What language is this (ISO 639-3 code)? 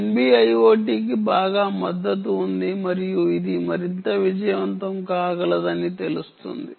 tel